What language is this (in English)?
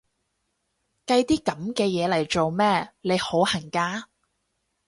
Cantonese